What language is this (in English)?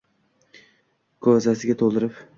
Uzbek